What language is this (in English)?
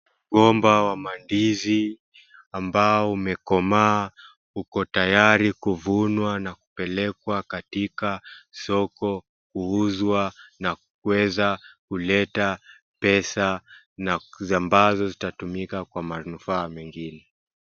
Swahili